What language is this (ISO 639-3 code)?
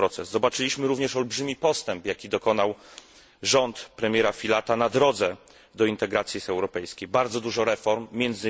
pol